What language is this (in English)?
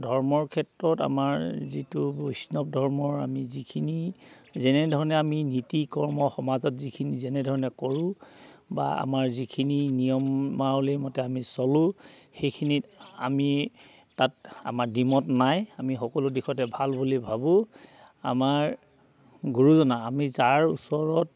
Assamese